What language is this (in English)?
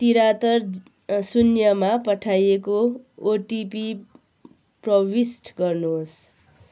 Nepali